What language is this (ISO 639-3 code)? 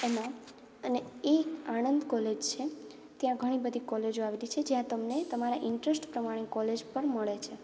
guj